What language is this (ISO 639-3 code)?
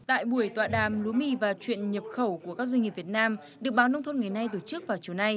vie